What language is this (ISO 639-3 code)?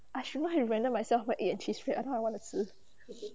eng